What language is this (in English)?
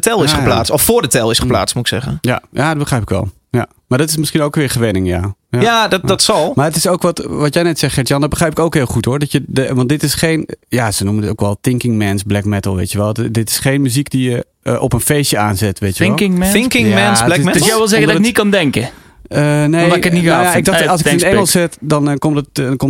Dutch